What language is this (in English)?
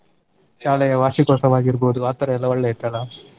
Kannada